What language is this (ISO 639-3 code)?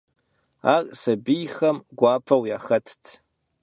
kbd